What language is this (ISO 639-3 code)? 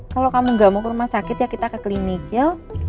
ind